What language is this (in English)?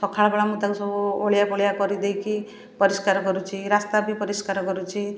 Odia